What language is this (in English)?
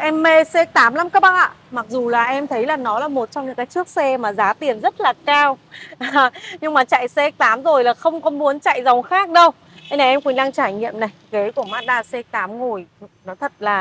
Vietnamese